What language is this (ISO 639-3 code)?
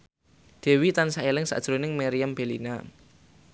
jav